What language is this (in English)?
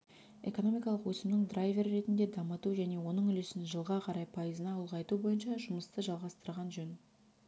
Kazakh